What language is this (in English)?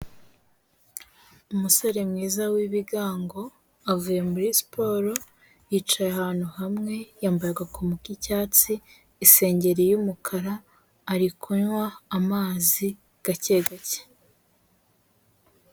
Kinyarwanda